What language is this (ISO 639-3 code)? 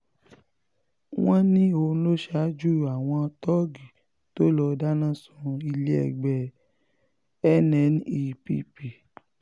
yor